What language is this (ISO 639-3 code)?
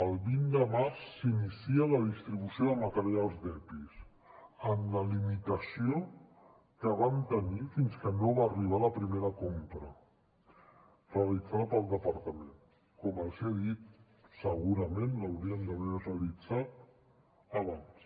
cat